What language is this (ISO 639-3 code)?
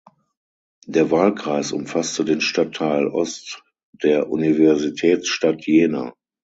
deu